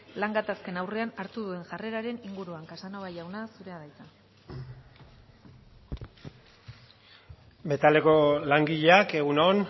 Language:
Basque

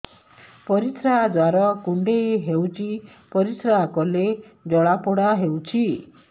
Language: Odia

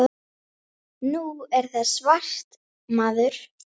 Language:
Icelandic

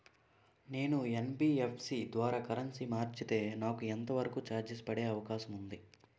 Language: Telugu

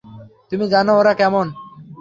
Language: Bangla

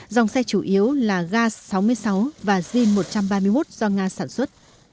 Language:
Vietnamese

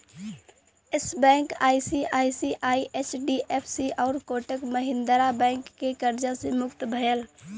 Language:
Bhojpuri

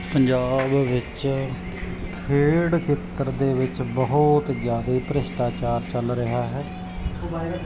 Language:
Punjabi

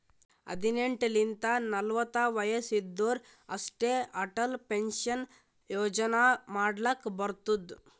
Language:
Kannada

